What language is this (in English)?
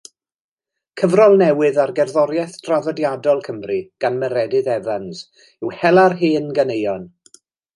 Welsh